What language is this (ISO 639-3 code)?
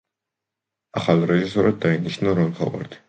kat